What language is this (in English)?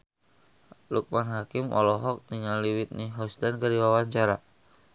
Sundanese